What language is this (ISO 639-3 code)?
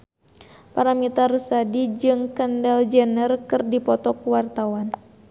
sun